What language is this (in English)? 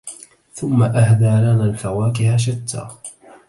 Arabic